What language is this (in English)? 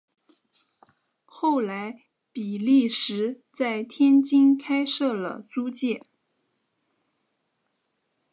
Chinese